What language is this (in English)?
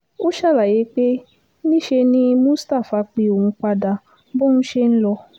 Yoruba